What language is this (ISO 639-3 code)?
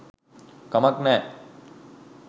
sin